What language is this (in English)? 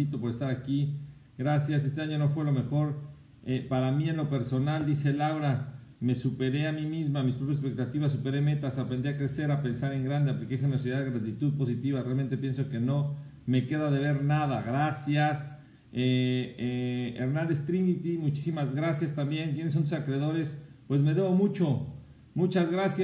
Spanish